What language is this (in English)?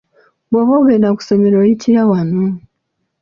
Ganda